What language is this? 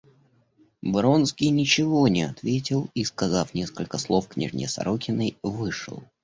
Russian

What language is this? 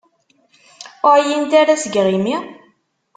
Kabyle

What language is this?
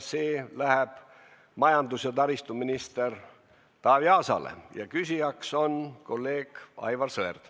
Estonian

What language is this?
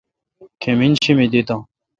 Kalkoti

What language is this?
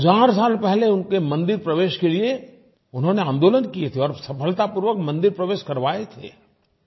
Hindi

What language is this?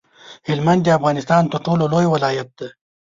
Pashto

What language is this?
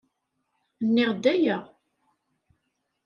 Kabyle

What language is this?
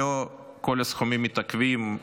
Hebrew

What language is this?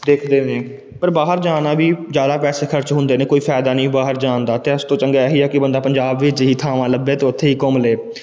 Punjabi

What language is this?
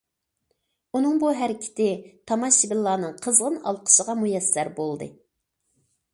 Uyghur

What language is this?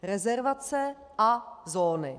Czech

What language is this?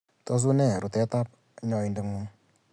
Kalenjin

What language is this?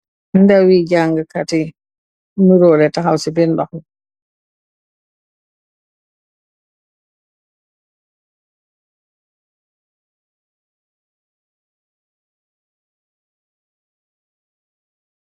Wolof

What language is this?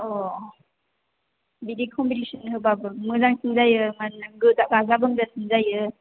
Bodo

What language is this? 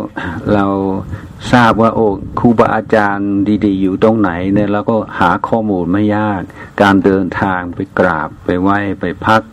Thai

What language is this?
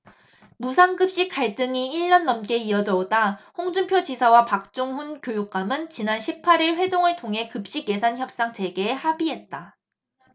Korean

